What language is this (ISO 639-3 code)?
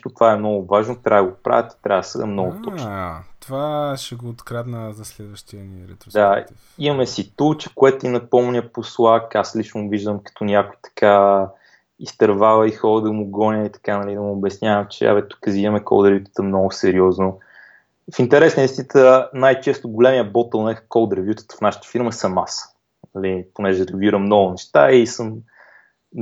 bul